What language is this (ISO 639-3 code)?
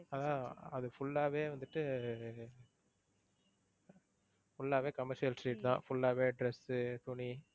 tam